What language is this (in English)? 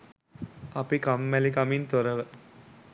Sinhala